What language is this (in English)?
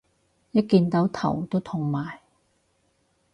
Cantonese